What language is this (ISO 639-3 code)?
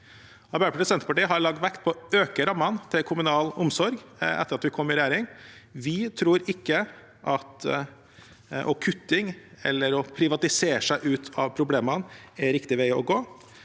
nor